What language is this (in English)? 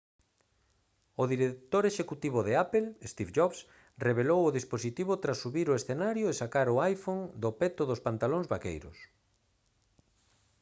Galician